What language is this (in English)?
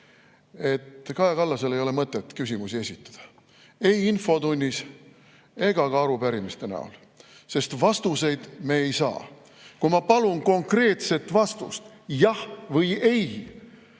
Estonian